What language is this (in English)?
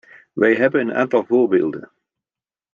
Dutch